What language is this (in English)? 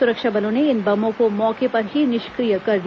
Hindi